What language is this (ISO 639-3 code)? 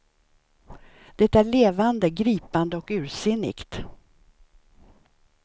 swe